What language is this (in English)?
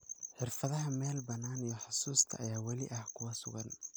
Somali